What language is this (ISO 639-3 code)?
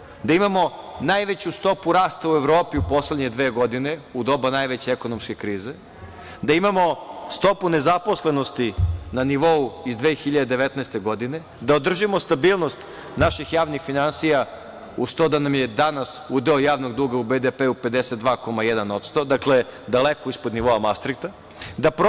srp